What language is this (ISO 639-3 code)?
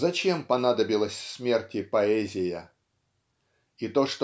rus